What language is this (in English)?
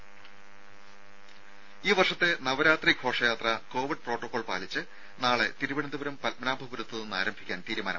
Malayalam